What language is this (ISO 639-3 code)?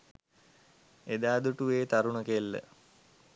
sin